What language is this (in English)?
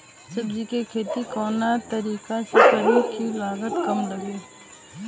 Bhojpuri